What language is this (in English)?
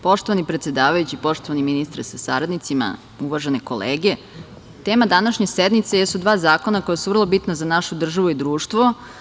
Serbian